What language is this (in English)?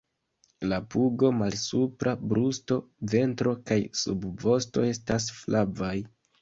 Esperanto